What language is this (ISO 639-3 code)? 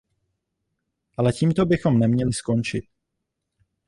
ces